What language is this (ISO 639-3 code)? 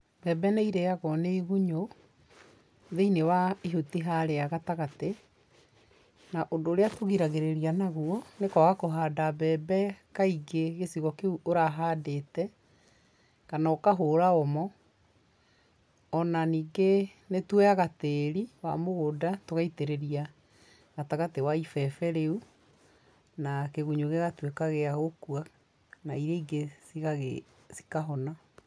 kik